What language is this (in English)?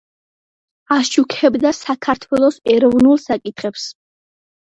Georgian